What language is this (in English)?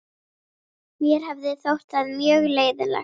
Icelandic